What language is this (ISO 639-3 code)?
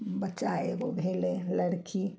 mai